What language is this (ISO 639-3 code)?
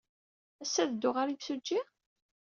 kab